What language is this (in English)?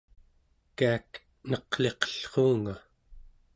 Central Yupik